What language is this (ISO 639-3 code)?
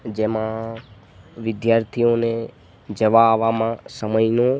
guj